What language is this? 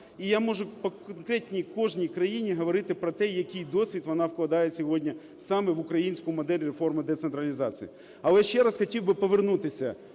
Ukrainian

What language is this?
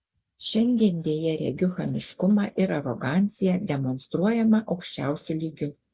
Lithuanian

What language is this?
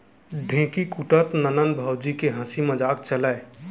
Chhattisgarhi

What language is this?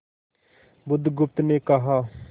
Hindi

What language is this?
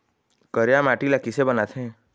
Chhattisgarhi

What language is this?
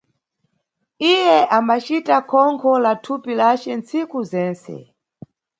Nyungwe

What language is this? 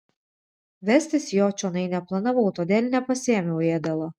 Lithuanian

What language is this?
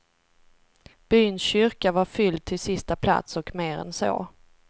Swedish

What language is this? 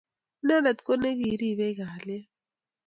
Kalenjin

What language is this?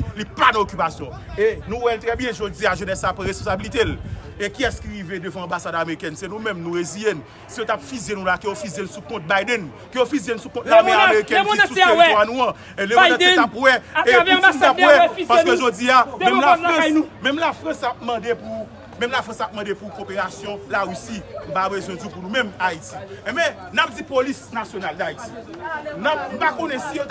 French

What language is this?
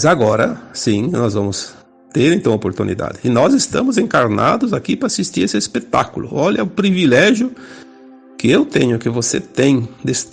Portuguese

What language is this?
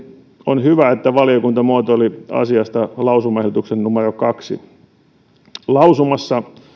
Finnish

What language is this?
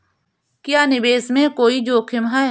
Hindi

